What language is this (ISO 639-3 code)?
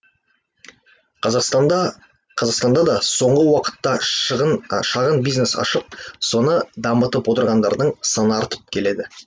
kaz